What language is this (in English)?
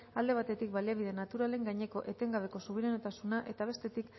Basque